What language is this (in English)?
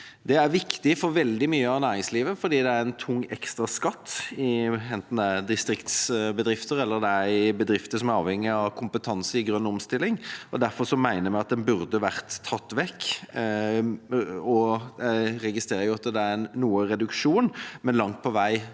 Norwegian